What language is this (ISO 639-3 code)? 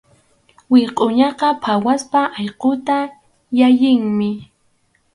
qxu